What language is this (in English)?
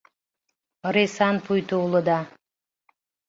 Mari